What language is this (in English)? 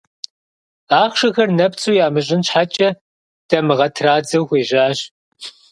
Kabardian